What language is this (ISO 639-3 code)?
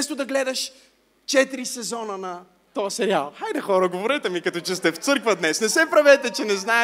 bul